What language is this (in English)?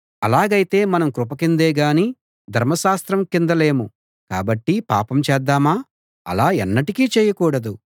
Telugu